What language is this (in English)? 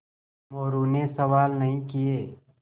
Hindi